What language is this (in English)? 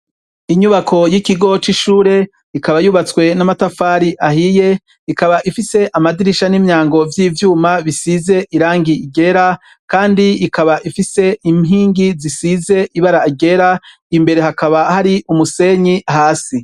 Rundi